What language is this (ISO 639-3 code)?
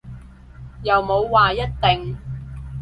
yue